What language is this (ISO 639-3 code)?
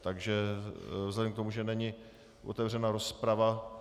ces